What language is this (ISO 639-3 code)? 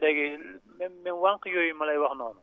wol